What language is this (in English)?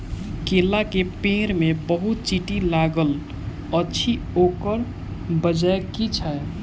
Maithili